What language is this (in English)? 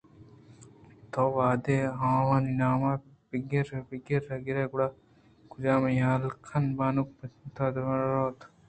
Eastern Balochi